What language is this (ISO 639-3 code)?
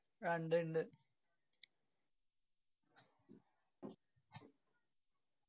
mal